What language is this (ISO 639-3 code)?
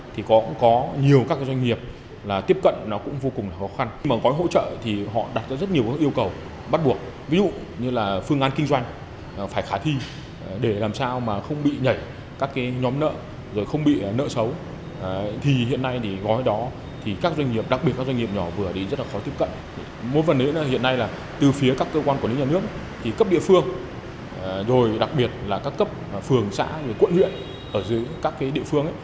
vie